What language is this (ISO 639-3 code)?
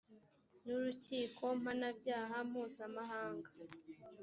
kin